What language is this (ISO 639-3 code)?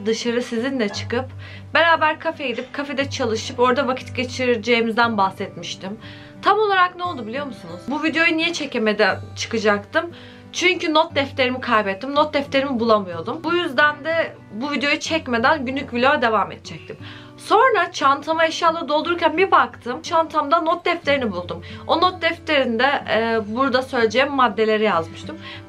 tur